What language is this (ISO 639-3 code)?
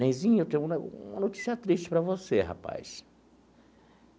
por